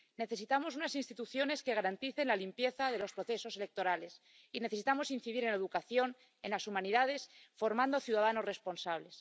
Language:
Spanish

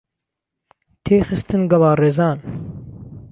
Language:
Central Kurdish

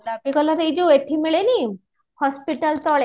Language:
Odia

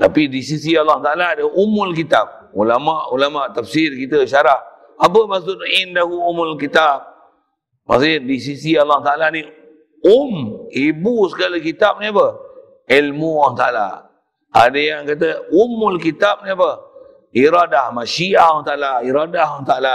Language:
Malay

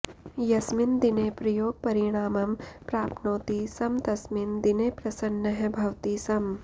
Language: Sanskrit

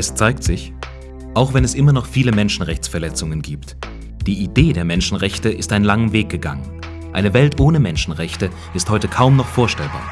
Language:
German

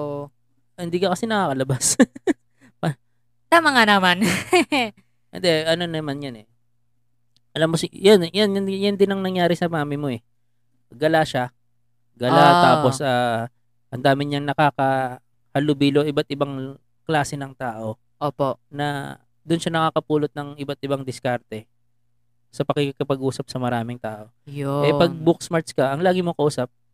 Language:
Filipino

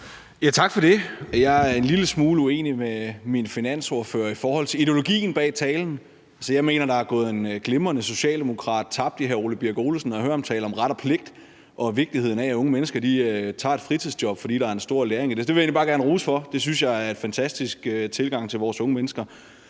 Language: Danish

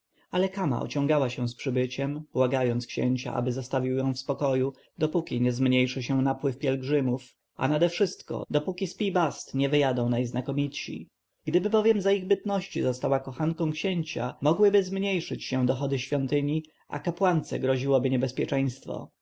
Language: Polish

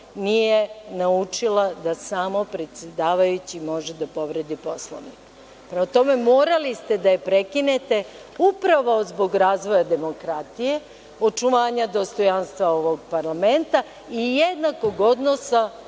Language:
Serbian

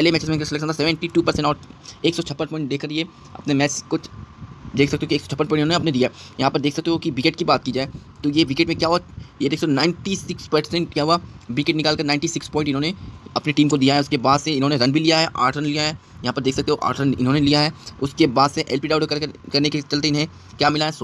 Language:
Hindi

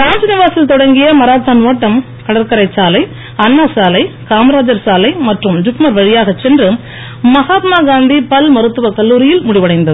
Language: Tamil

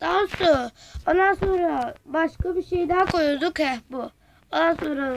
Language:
Turkish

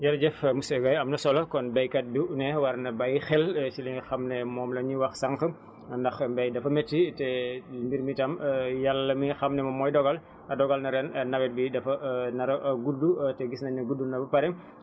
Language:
Wolof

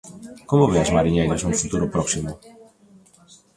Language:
Galician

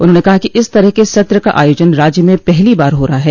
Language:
Hindi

